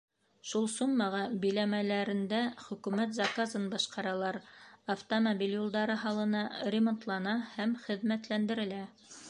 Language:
Bashkir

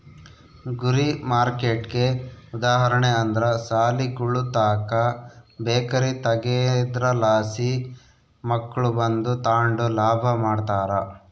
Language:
Kannada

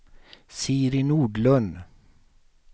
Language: Swedish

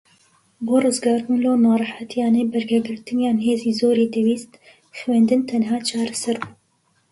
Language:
Central Kurdish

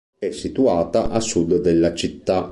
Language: Italian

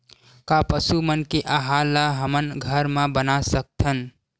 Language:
Chhattisgarhi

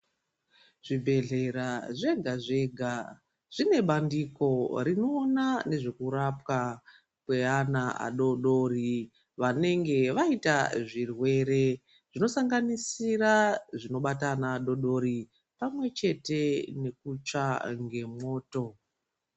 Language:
Ndau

